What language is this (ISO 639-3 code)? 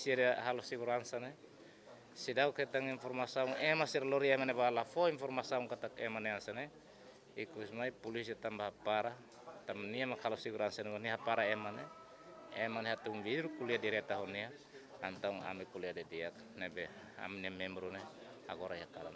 ind